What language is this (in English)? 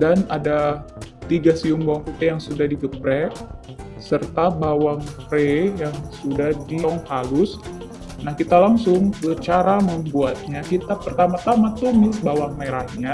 Indonesian